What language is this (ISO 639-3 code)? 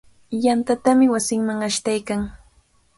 qvl